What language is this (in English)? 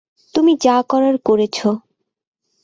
Bangla